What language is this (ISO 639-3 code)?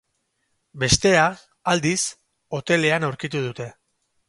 eus